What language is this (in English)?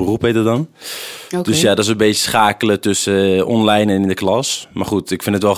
Dutch